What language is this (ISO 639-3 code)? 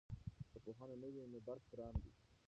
pus